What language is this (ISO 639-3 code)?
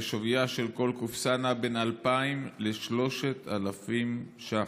heb